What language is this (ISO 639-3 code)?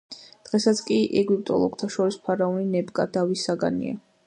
kat